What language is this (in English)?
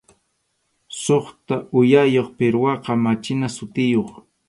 Arequipa-La Unión Quechua